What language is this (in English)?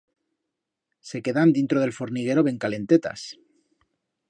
Aragonese